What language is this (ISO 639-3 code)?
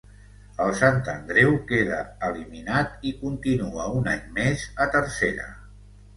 cat